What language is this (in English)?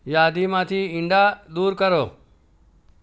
Gujarati